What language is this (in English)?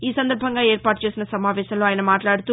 Telugu